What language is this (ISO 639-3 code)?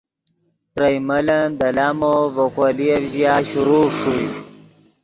ydg